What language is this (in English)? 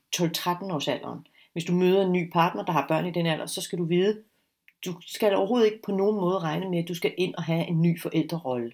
Danish